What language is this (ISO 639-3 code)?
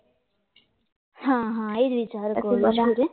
guj